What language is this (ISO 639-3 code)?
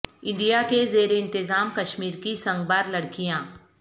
urd